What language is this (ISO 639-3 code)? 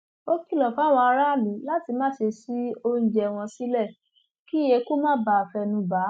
yor